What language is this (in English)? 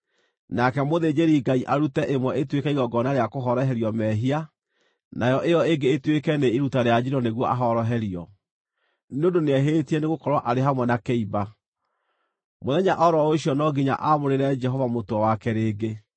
Kikuyu